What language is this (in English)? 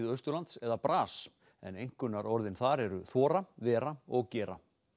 Icelandic